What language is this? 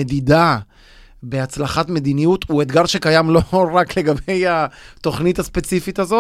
Hebrew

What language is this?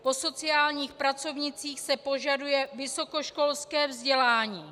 Czech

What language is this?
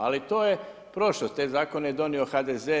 Croatian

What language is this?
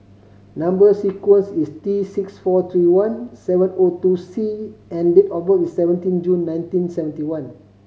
English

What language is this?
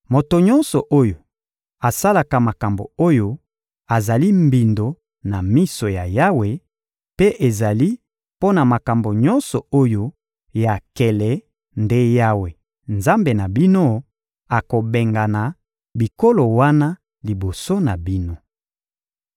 Lingala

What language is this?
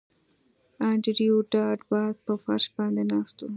Pashto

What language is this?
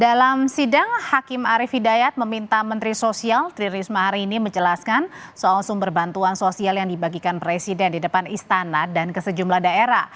Indonesian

